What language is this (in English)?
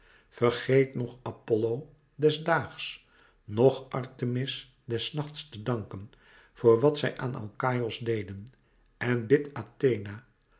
Dutch